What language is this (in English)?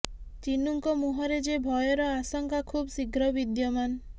Odia